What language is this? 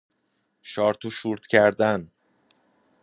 Persian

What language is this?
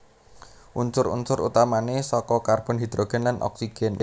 Javanese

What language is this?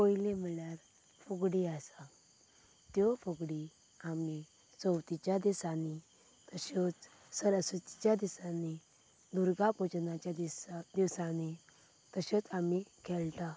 Konkani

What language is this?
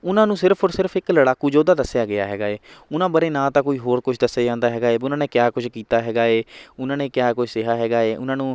Punjabi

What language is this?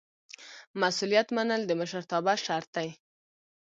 Pashto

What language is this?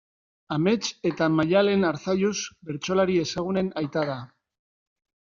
Basque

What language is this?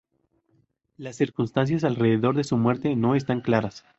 Spanish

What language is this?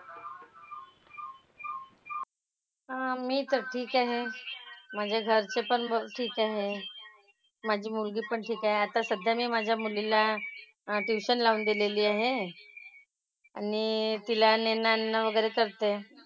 Marathi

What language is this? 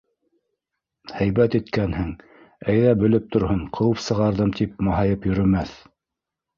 Bashkir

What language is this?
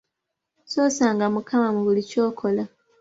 Ganda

